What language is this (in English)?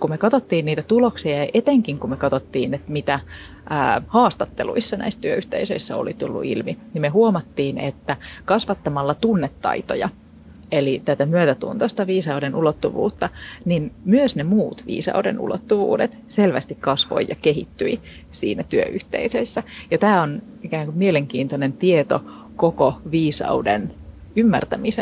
Finnish